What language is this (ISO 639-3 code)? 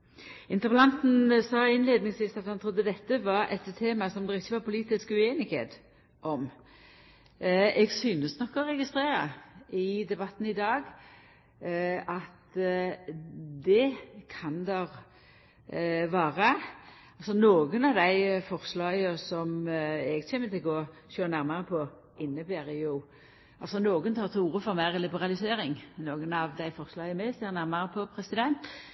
nno